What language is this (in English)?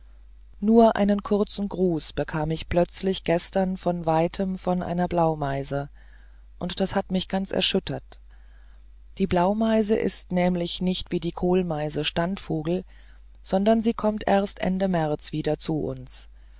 German